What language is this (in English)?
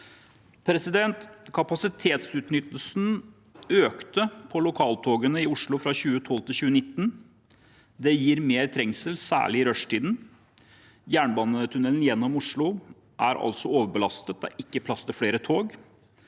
Norwegian